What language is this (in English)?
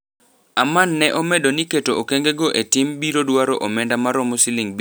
Luo (Kenya and Tanzania)